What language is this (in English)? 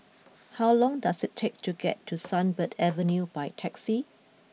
English